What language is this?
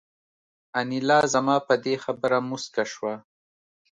Pashto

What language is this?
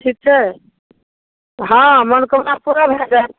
Maithili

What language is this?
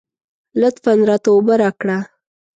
Pashto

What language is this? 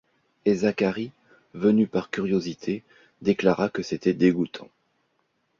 French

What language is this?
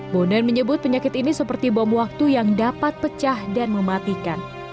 Indonesian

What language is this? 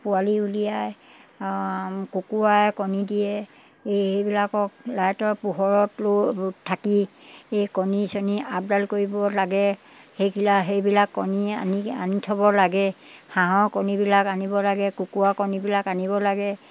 Assamese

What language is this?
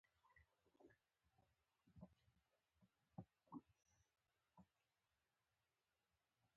Pashto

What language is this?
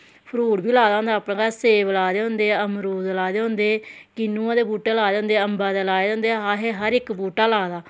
Dogri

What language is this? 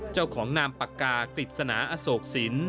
Thai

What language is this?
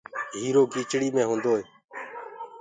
Gurgula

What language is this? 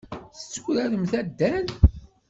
Kabyle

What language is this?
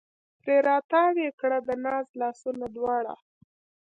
Pashto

